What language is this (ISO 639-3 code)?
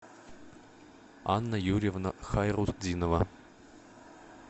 rus